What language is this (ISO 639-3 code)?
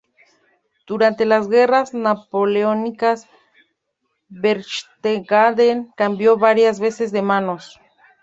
spa